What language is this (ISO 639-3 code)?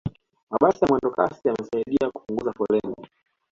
swa